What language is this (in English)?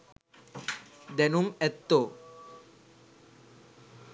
Sinhala